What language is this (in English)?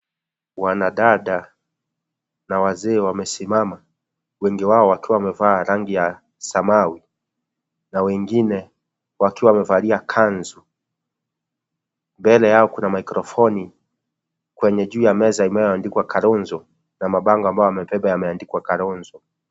Swahili